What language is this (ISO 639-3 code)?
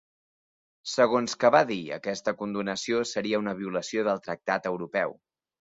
cat